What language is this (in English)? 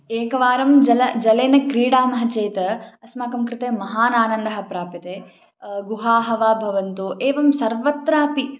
Sanskrit